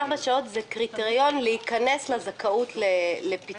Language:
Hebrew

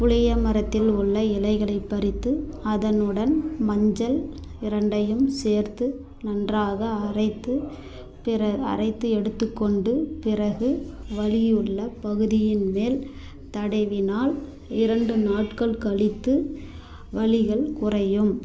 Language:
Tamil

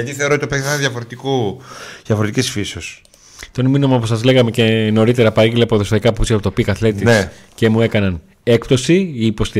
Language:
Greek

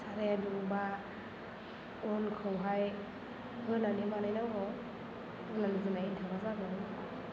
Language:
Bodo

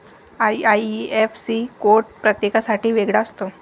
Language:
Marathi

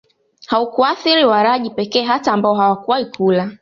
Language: Swahili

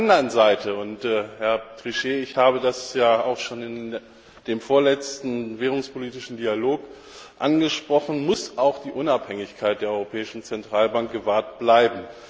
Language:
German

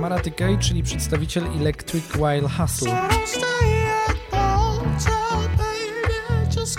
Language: Polish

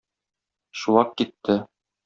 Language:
Tatar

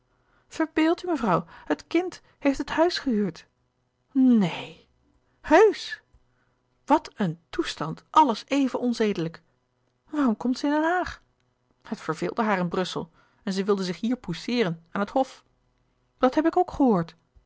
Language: Dutch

